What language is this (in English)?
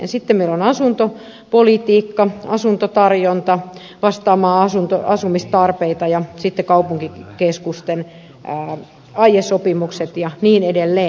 Finnish